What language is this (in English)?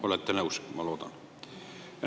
Estonian